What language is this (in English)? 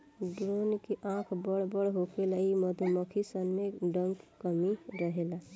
Bhojpuri